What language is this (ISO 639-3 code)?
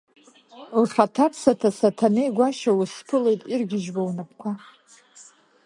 abk